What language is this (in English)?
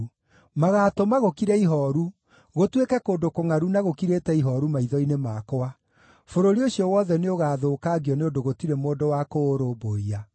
Kikuyu